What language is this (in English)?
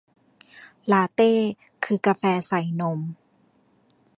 Thai